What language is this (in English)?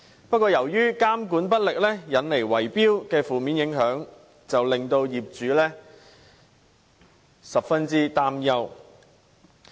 Cantonese